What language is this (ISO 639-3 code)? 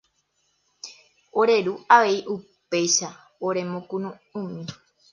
grn